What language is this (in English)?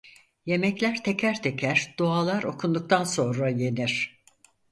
Turkish